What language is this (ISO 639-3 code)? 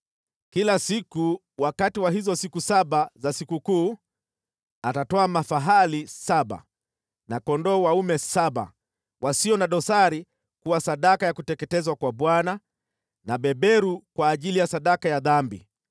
swa